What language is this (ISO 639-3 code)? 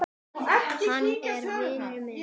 isl